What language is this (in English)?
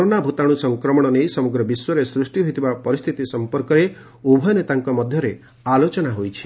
Odia